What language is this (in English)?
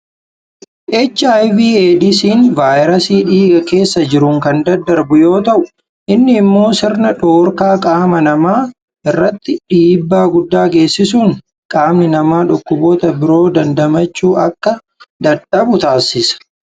Oromo